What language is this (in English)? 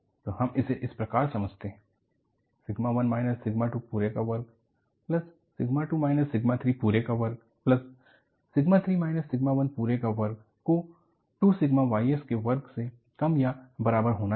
Hindi